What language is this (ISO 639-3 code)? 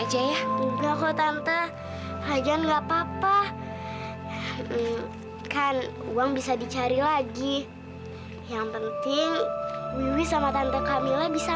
ind